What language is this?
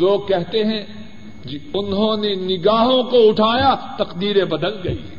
Urdu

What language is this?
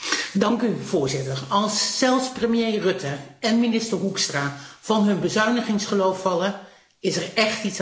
Dutch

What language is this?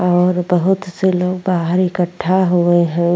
Bhojpuri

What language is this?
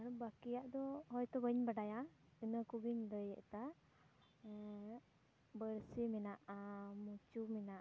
Santali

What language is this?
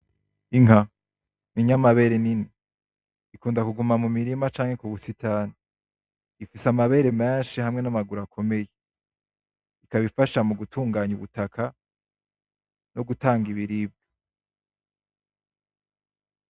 Rundi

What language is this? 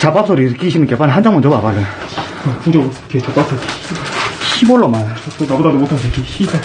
Korean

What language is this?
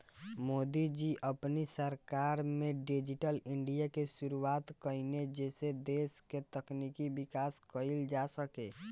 Bhojpuri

